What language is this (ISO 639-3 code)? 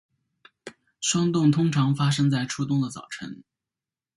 zho